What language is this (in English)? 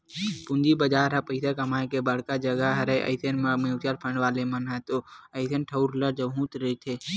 Chhattisgarhi